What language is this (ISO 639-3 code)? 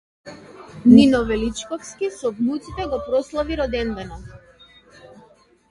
mkd